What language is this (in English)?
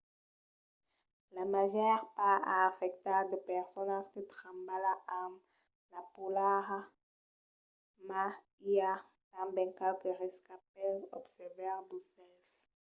Occitan